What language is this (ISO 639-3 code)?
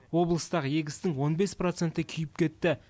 kaz